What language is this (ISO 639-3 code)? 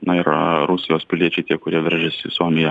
lit